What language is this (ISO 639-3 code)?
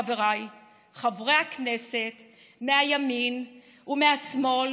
heb